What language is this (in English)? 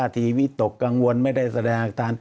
Thai